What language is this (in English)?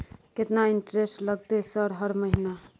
Maithili